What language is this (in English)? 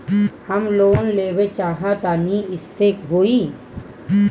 Bhojpuri